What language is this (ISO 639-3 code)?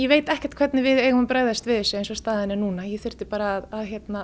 isl